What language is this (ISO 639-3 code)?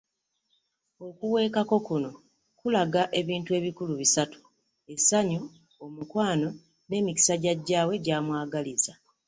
lug